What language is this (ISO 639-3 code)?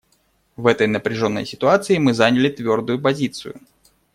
rus